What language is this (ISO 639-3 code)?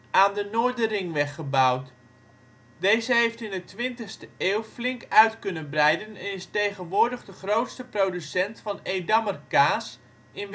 nld